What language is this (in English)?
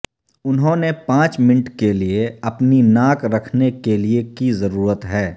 Urdu